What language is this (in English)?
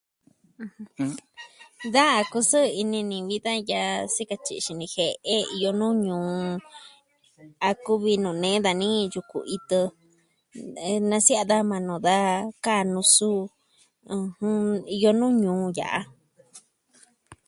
Southwestern Tlaxiaco Mixtec